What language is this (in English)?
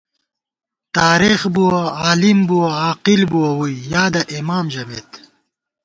Gawar-Bati